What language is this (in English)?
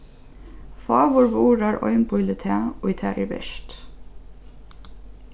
Faroese